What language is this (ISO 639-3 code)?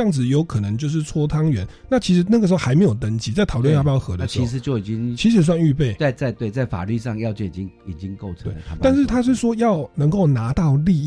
zho